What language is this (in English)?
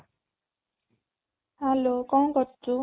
Odia